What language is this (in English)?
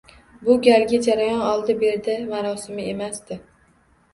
Uzbek